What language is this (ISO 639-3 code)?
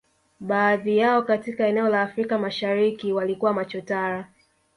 swa